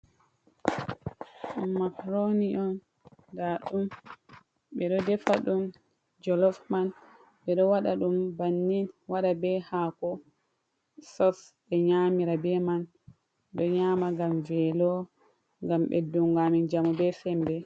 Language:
Fula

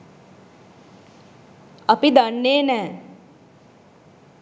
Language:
Sinhala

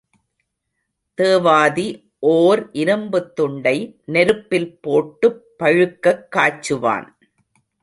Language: Tamil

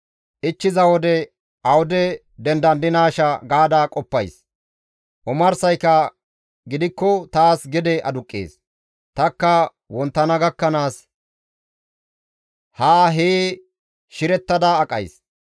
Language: Gamo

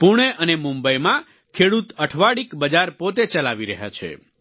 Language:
Gujarati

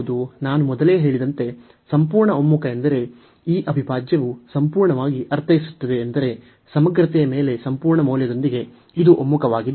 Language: Kannada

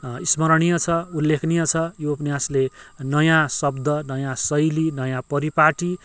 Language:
Nepali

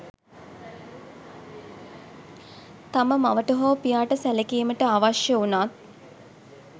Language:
Sinhala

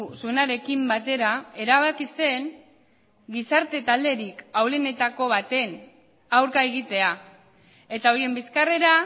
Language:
Basque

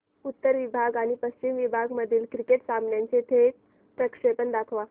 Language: Marathi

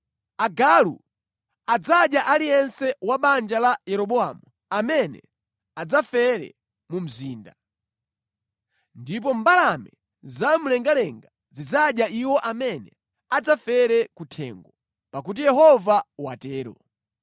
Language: Nyanja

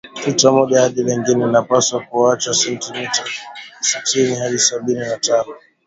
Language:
Swahili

